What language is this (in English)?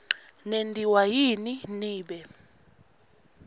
Swati